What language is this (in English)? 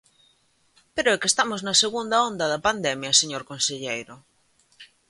Galician